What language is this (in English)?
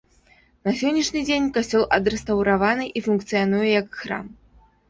Belarusian